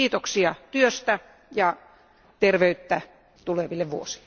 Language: Finnish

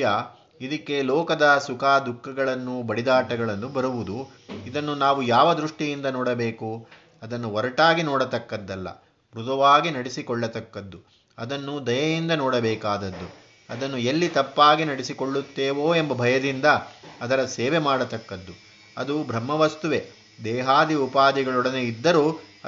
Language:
Kannada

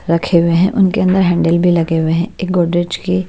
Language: Hindi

